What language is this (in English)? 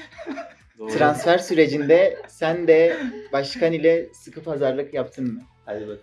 Turkish